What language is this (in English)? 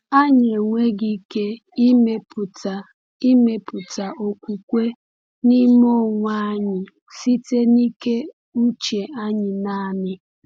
Igbo